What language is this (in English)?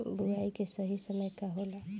Bhojpuri